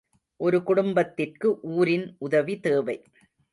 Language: Tamil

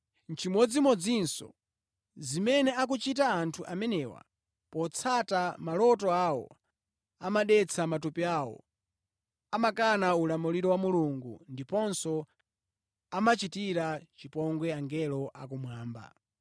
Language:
Nyanja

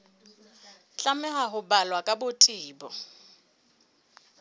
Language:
Southern Sotho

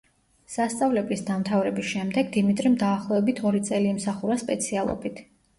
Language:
Georgian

